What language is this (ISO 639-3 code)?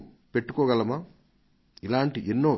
tel